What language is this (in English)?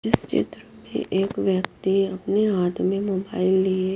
Hindi